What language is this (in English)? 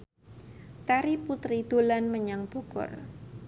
Javanese